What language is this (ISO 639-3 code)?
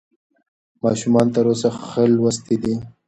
pus